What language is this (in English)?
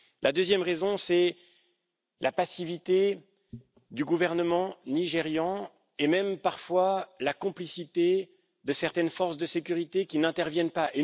French